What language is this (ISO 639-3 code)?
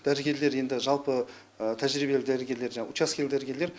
kaz